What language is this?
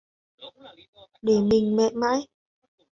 Vietnamese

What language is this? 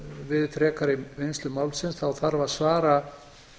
Icelandic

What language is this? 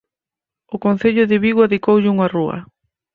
Galician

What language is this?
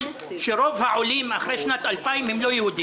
Hebrew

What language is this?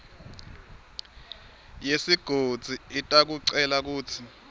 Swati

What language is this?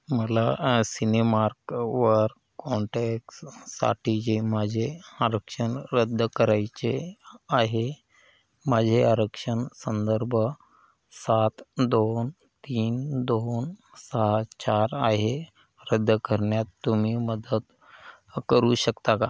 Marathi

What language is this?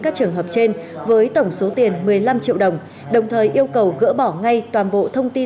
Vietnamese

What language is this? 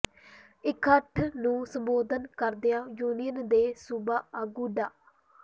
Punjabi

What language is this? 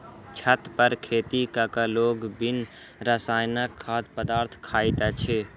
Maithili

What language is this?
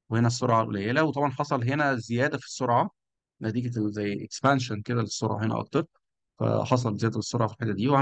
Arabic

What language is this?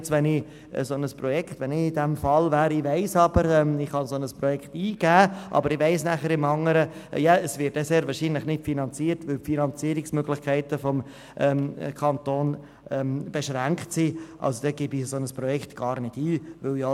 Swiss German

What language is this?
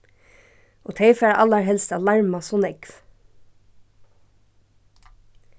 Faroese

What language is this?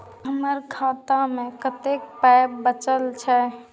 Maithili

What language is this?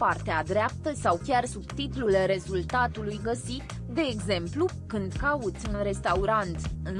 Romanian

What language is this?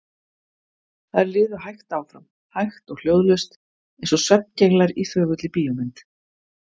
Icelandic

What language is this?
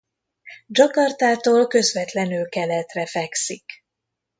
Hungarian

